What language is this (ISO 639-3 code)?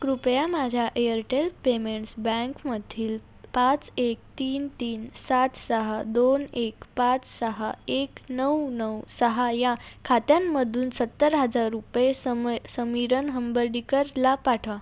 mar